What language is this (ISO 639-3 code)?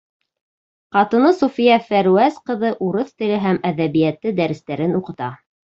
bak